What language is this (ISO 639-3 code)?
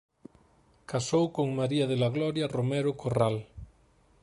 glg